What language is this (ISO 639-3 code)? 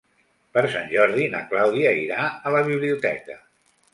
cat